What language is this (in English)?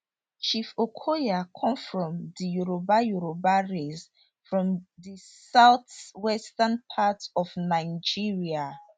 Nigerian Pidgin